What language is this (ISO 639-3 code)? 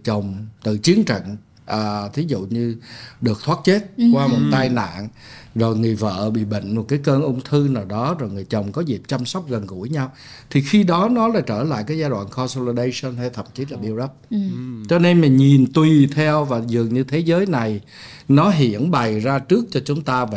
vie